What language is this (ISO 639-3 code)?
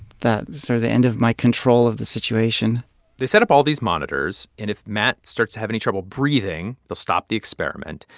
eng